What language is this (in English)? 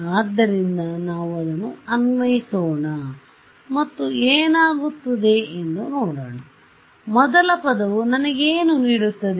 Kannada